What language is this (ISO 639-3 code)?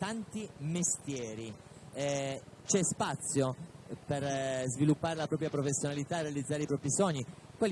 ita